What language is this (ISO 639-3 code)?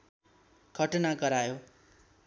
nep